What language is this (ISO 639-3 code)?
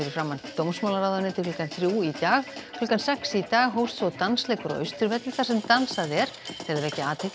isl